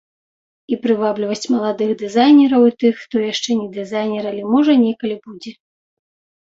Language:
Belarusian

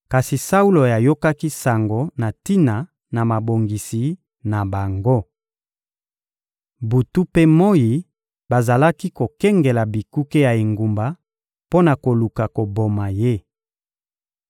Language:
Lingala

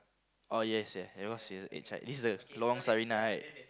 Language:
English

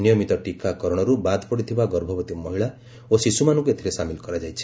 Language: Odia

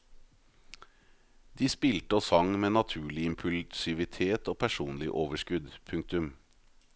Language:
Norwegian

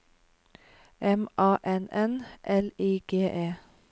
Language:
Norwegian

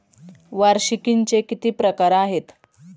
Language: Marathi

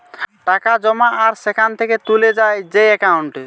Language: Bangla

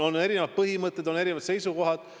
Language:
Estonian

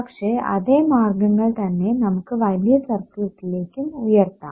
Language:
Malayalam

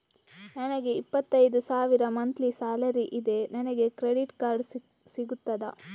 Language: Kannada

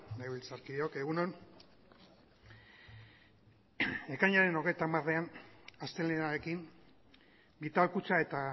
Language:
Basque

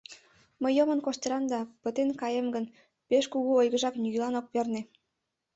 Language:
Mari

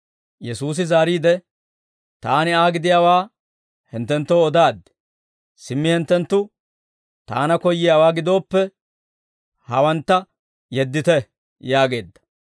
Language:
Dawro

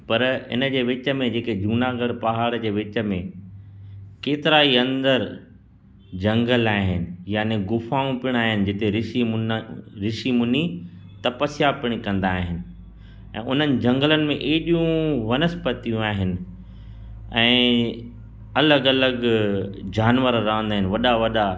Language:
Sindhi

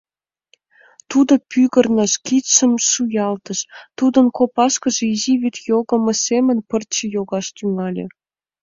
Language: Mari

